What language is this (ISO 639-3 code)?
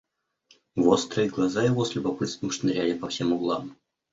rus